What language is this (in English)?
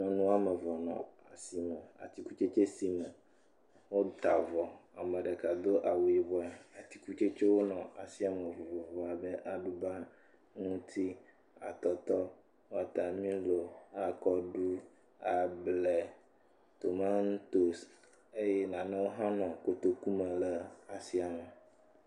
Ewe